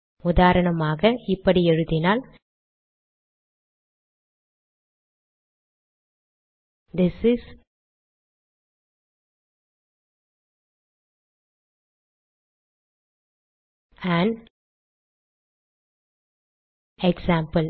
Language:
Tamil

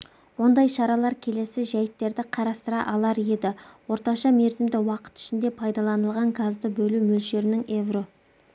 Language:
Kazakh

